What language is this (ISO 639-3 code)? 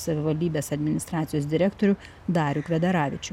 lit